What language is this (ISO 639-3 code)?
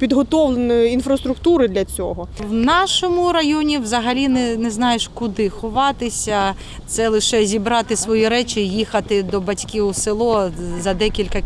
ukr